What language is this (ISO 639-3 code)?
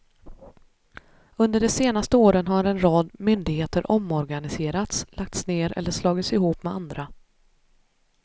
swe